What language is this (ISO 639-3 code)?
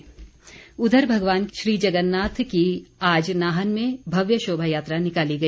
hin